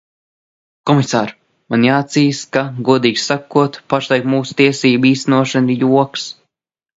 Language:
Latvian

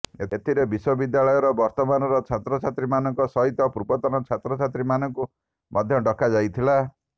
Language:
Odia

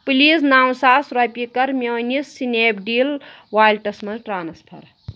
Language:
Kashmiri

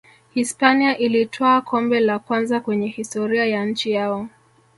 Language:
Swahili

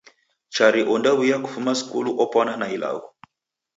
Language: Taita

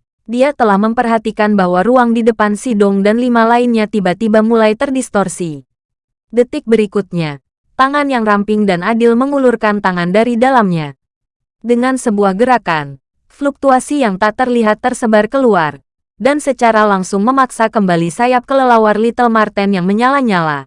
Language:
Indonesian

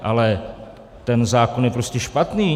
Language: Czech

